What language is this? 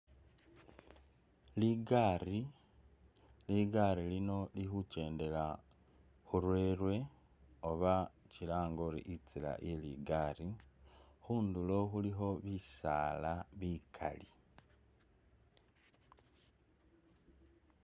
Masaaba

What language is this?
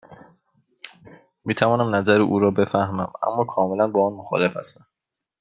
Persian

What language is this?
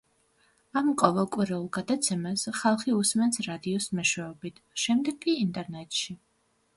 Georgian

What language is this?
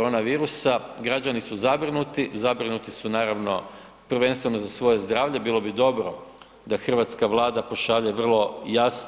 Croatian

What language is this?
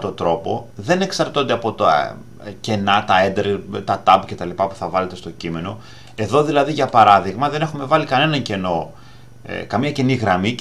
Greek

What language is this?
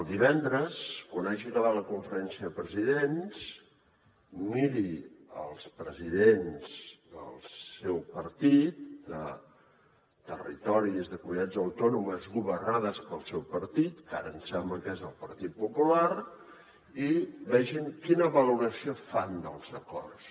Catalan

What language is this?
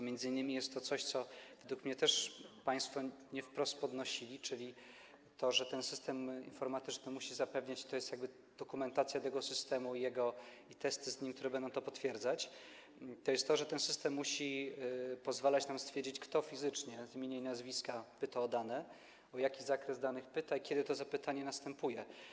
Polish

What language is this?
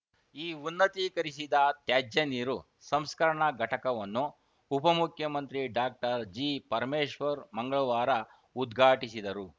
Kannada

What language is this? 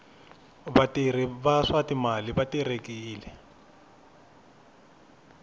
Tsonga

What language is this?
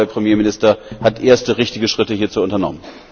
German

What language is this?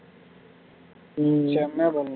Tamil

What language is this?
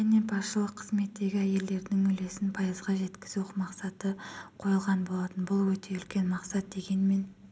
Kazakh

